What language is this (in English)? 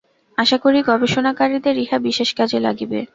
Bangla